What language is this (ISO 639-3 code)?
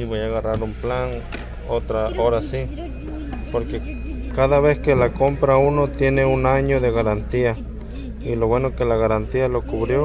spa